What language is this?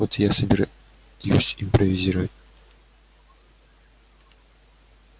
Russian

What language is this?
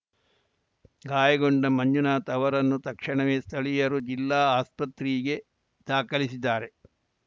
Kannada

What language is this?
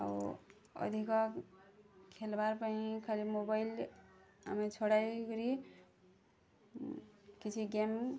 Odia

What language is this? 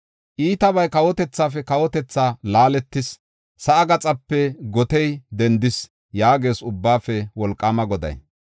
Gofa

